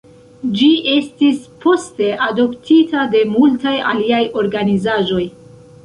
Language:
Esperanto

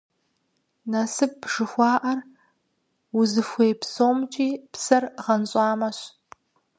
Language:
Kabardian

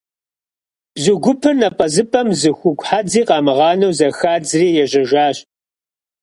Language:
Kabardian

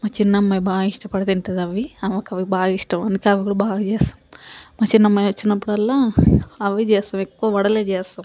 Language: Telugu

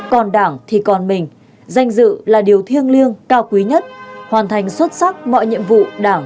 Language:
Vietnamese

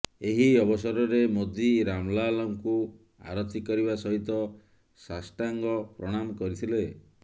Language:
Odia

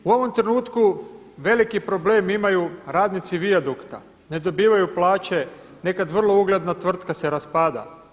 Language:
Croatian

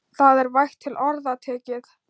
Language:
Icelandic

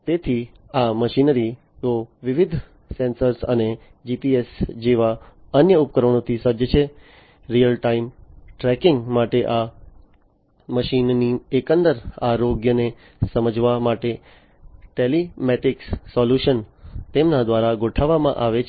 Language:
Gujarati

